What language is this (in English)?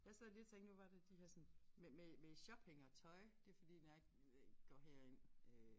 Danish